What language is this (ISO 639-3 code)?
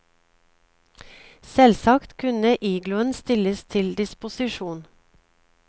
nor